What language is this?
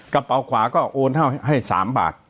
Thai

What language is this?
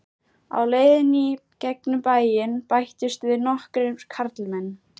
Icelandic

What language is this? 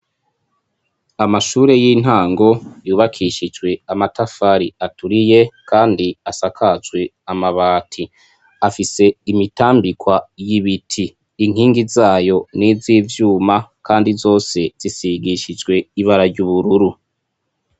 Rundi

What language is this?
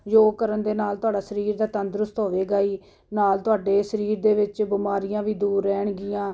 Punjabi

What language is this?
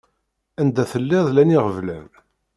Kabyle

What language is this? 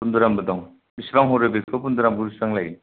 Bodo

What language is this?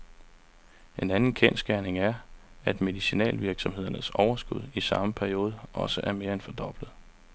Danish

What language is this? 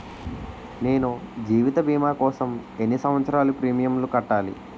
Telugu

